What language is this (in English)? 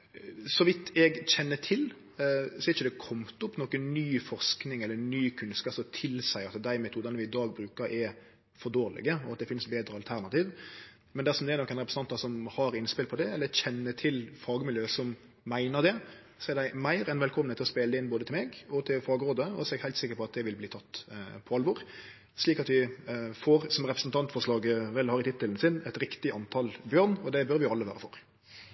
Norwegian Nynorsk